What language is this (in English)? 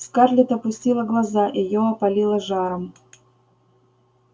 Russian